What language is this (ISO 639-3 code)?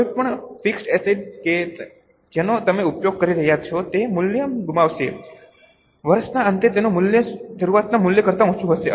guj